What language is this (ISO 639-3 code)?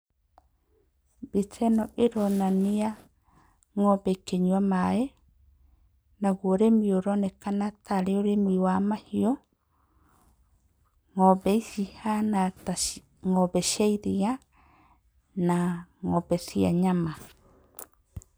kik